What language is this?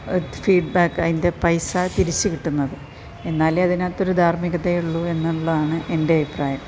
Malayalam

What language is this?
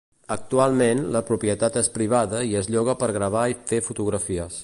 Catalan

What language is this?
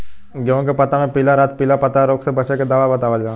Bhojpuri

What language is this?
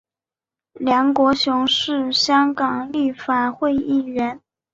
Chinese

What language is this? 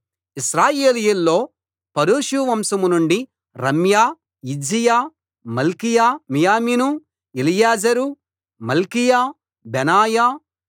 Telugu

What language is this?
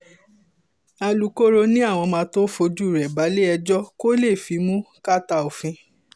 Yoruba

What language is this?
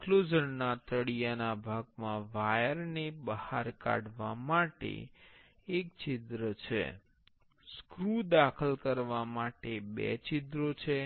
Gujarati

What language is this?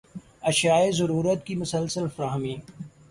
Urdu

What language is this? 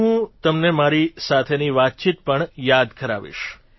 Gujarati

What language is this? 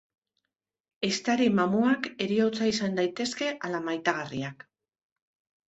Basque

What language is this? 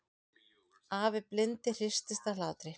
Icelandic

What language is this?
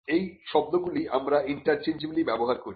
Bangla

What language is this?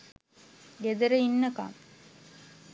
Sinhala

